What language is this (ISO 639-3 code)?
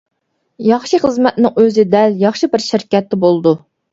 uig